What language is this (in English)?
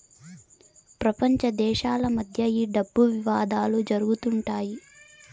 Telugu